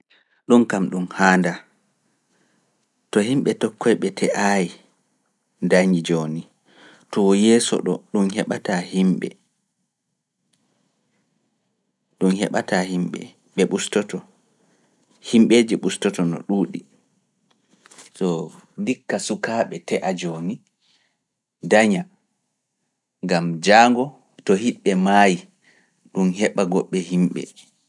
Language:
Fula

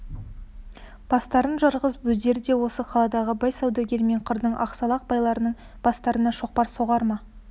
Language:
Kazakh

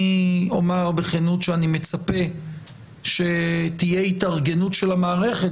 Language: Hebrew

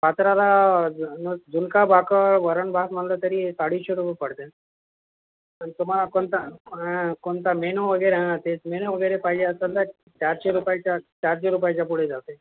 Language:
Marathi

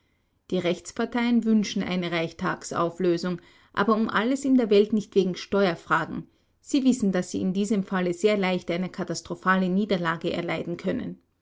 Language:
German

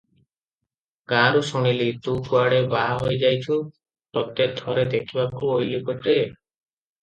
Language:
Odia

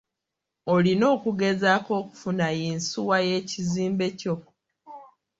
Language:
Ganda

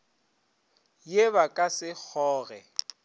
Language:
Northern Sotho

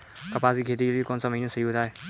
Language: Hindi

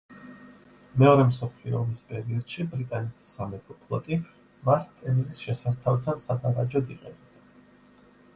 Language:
Georgian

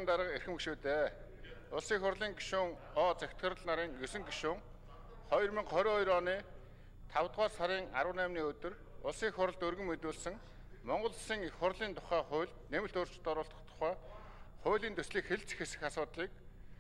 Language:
Turkish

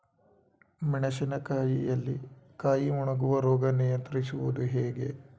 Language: Kannada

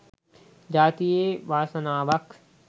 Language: Sinhala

